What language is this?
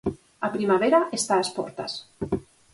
Galician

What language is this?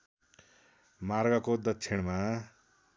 Nepali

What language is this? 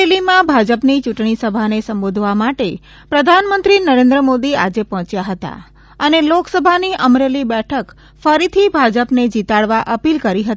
Gujarati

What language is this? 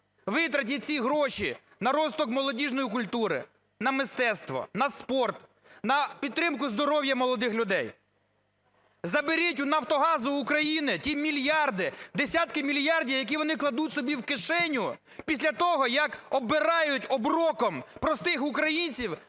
Ukrainian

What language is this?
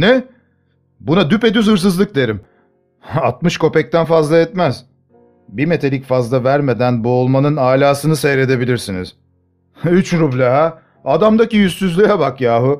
Turkish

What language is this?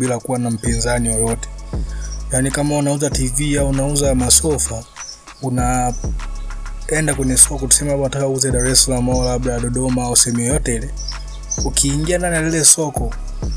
Swahili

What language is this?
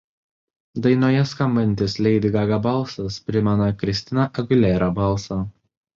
Lithuanian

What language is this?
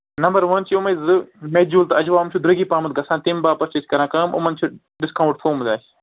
Kashmiri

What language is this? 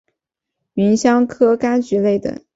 Chinese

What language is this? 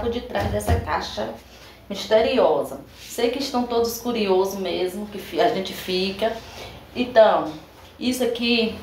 Portuguese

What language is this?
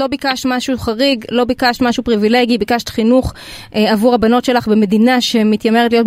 Hebrew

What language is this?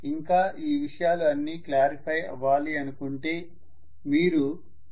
Telugu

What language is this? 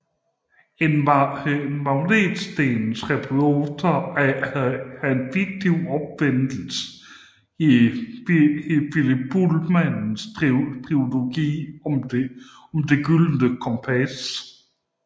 Danish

